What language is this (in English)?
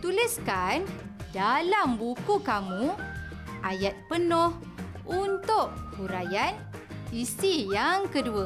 Malay